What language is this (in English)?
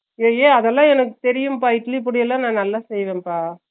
Tamil